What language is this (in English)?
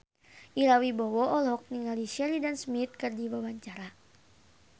Sundanese